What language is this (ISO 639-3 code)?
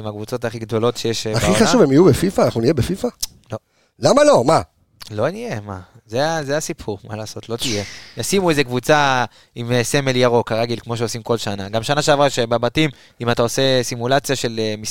heb